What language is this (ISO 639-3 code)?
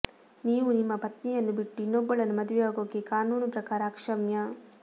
kan